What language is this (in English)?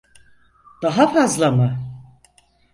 Turkish